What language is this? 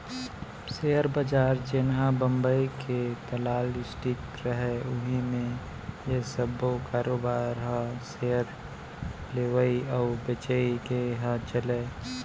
Chhattisgarhi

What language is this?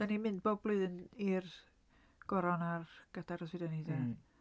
Welsh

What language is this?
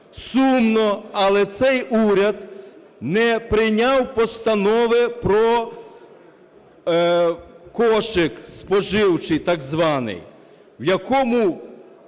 Ukrainian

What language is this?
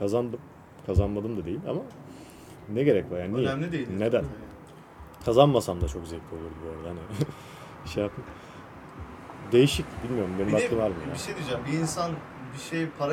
Turkish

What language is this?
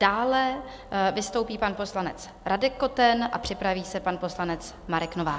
Czech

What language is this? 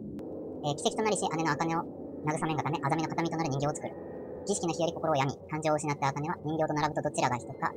Japanese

